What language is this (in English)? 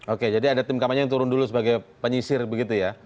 Indonesian